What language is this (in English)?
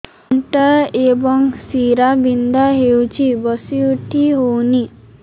Odia